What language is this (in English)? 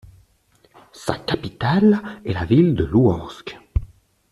French